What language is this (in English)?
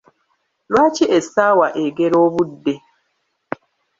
Ganda